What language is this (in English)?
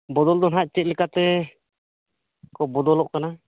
Santali